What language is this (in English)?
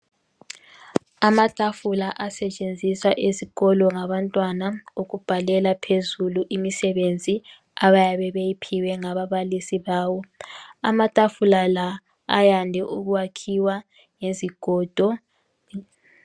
North Ndebele